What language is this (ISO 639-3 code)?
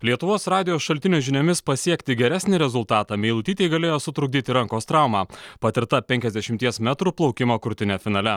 lit